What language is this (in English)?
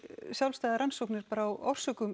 Icelandic